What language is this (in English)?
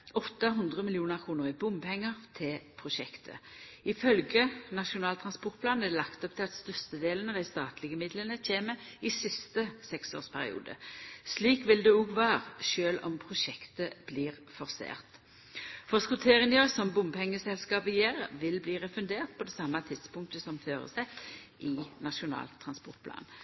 Norwegian Nynorsk